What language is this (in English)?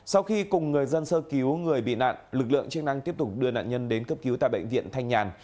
Vietnamese